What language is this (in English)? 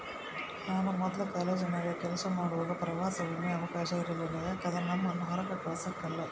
Kannada